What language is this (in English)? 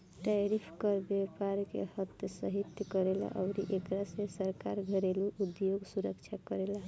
Bhojpuri